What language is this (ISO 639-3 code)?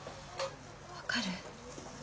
jpn